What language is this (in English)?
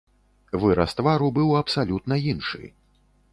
Belarusian